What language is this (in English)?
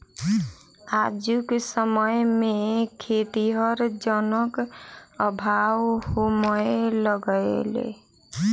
Maithili